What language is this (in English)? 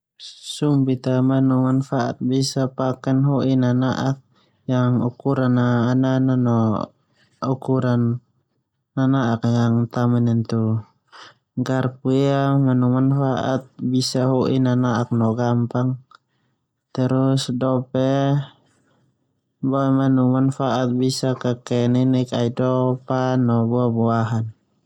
Termanu